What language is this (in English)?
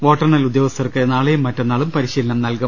Malayalam